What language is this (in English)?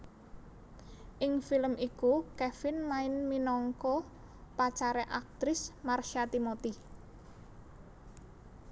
Javanese